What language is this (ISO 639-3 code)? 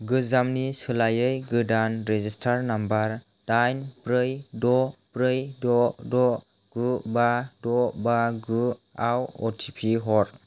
brx